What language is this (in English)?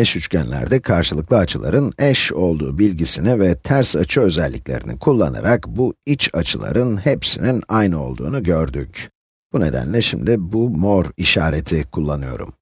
Turkish